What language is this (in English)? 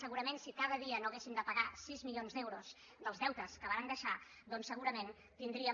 Catalan